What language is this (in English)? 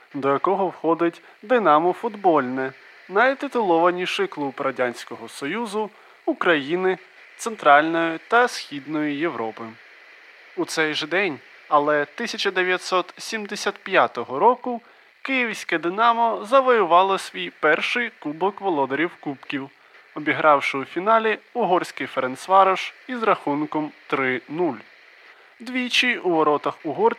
Ukrainian